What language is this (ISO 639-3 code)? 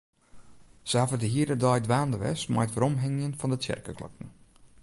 fry